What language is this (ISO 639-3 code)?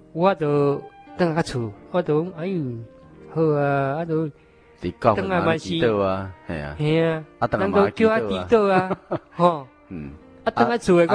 zho